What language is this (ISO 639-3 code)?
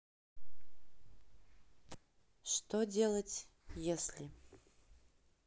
rus